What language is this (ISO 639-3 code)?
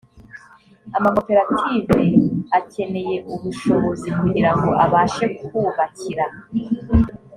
kin